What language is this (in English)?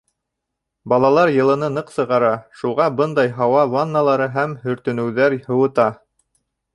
Bashkir